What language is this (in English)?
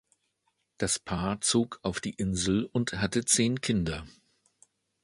German